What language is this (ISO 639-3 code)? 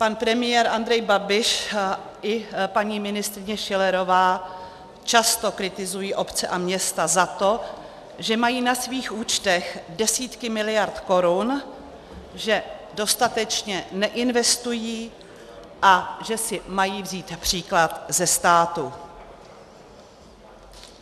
ces